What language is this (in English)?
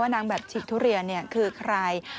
Thai